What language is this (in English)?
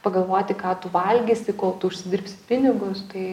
Lithuanian